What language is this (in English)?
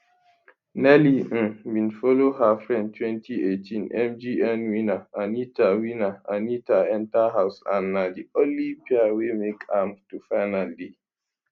Nigerian Pidgin